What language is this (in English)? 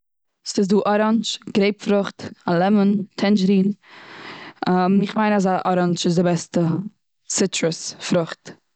Yiddish